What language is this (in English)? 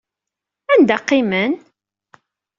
Kabyle